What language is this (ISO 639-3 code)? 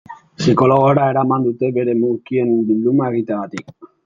eus